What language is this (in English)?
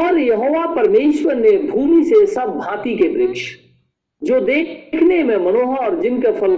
Hindi